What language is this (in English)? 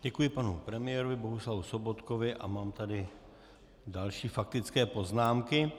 Czech